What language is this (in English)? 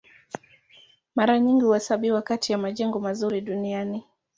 Swahili